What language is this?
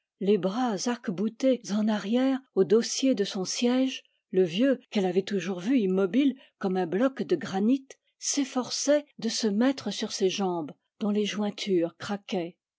French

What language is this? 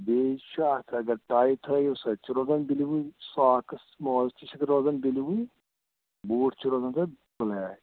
Kashmiri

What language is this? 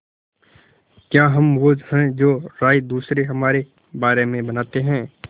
Hindi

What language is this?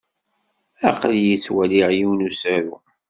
Kabyle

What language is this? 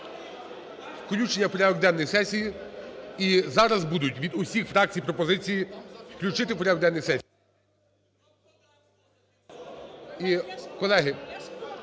Ukrainian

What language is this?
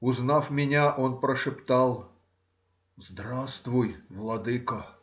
Russian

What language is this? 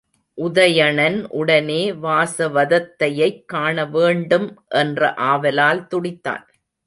Tamil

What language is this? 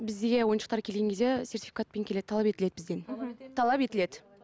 Kazakh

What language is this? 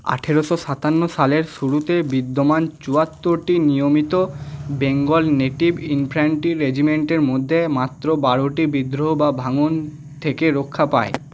Bangla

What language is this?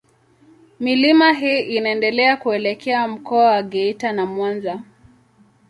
Swahili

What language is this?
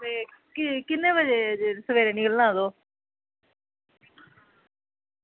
Dogri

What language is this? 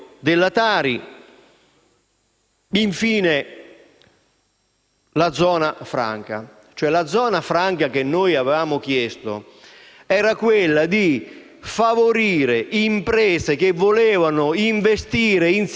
Italian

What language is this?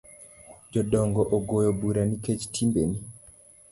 Luo (Kenya and Tanzania)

